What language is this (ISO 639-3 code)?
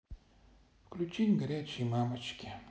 rus